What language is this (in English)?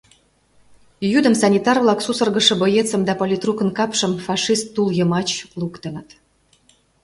Mari